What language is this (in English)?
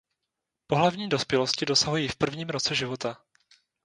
Czech